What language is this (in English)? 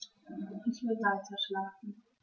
German